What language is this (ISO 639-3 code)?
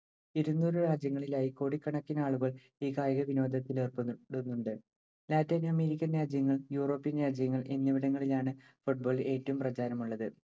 mal